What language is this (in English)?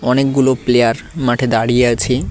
Bangla